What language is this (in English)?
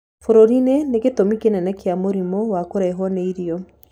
Kikuyu